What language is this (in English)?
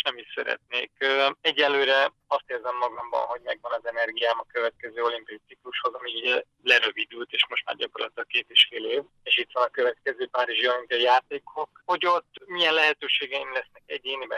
Hungarian